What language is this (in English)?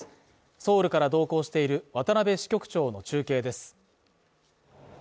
Japanese